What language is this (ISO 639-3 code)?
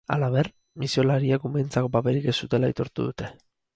eus